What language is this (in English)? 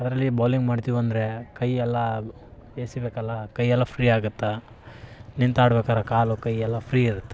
Kannada